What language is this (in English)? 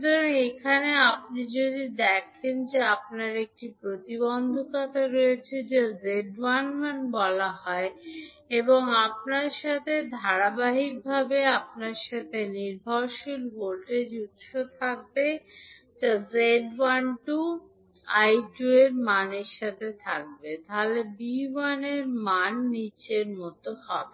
Bangla